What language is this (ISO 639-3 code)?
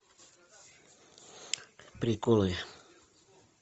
rus